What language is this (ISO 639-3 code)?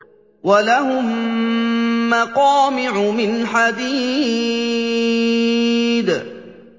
ara